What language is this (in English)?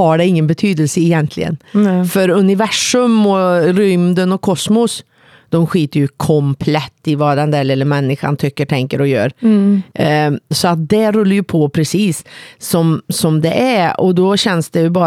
Swedish